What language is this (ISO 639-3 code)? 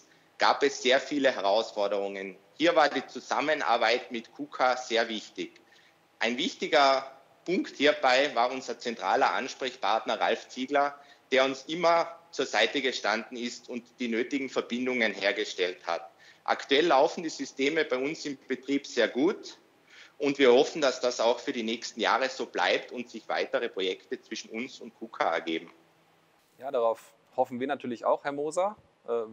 deu